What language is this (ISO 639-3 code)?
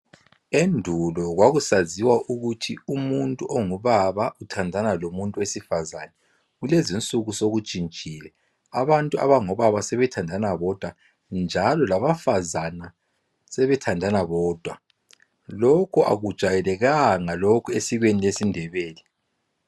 nde